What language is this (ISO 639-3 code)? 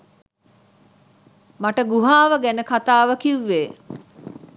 sin